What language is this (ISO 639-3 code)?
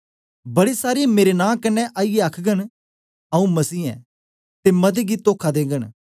doi